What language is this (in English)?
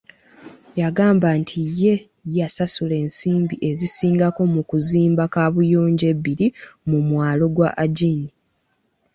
Ganda